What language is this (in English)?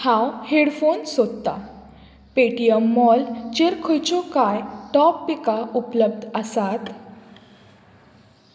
Konkani